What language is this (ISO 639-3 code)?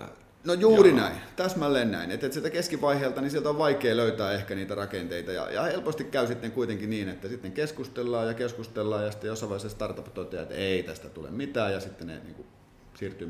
fin